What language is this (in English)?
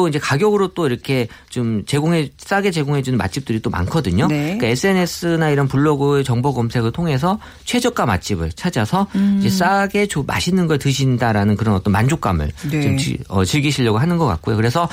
Korean